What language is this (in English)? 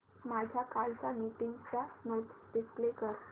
Marathi